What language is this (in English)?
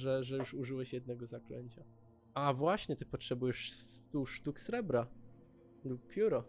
Polish